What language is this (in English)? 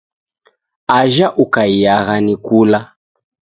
Taita